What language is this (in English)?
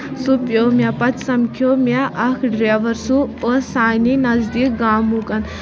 Kashmiri